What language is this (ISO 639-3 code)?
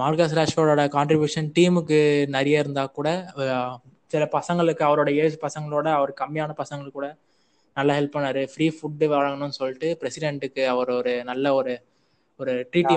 tam